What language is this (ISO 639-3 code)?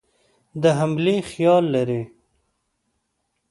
pus